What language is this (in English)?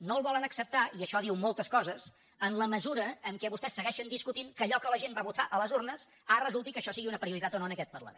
Catalan